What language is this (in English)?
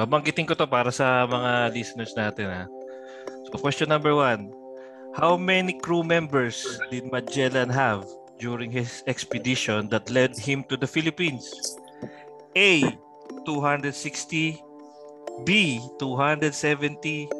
Filipino